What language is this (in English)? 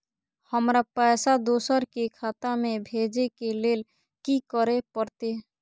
Maithili